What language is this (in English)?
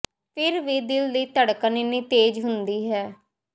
Punjabi